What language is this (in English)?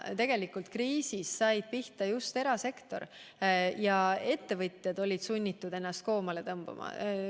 Estonian